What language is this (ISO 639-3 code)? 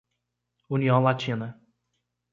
por